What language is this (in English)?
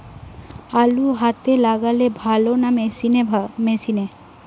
Bangla